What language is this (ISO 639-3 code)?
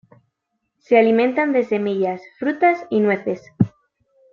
spa